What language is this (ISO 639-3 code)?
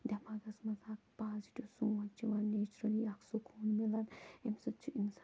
kas